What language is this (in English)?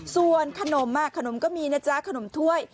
Thai